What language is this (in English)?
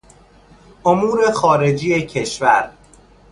Persian